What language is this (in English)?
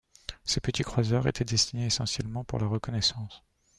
French